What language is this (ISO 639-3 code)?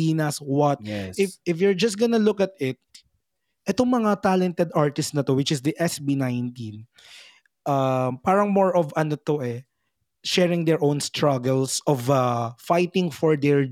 fil